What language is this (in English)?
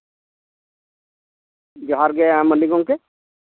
Santali